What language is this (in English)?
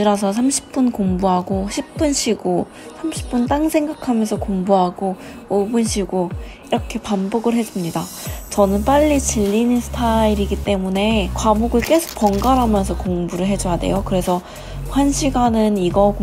Korean